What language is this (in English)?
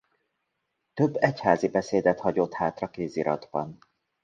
Hungarian